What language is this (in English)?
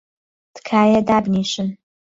Central Kurdish